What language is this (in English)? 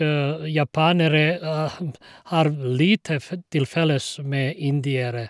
Norwegian